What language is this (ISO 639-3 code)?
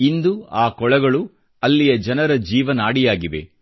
kan